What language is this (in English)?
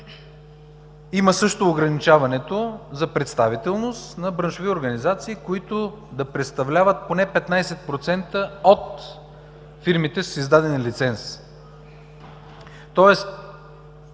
Bulgarian